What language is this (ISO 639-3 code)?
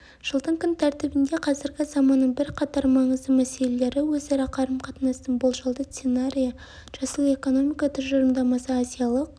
kaz